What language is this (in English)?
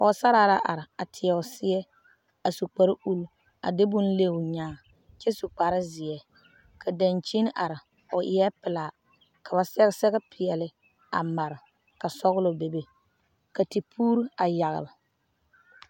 Southern Dagaare